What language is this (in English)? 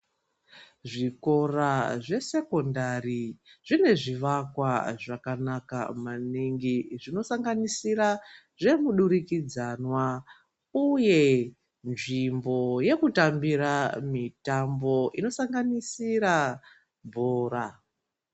Ndau